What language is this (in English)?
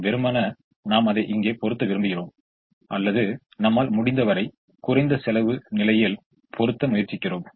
Tamil